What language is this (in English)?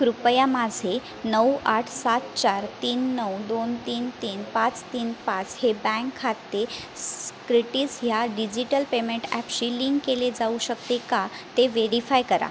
Marathi